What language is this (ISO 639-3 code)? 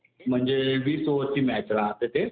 mar